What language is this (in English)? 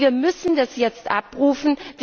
German